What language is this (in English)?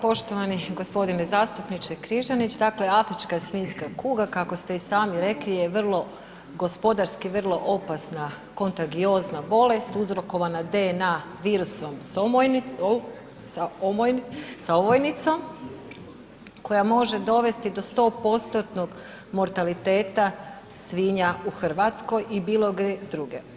Croatian